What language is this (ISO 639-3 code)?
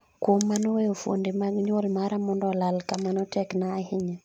luo